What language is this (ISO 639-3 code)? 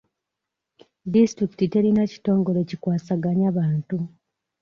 lug